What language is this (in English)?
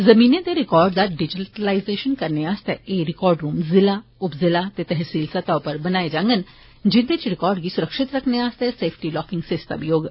Dogri